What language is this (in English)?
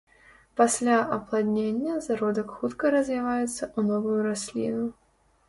Belarusian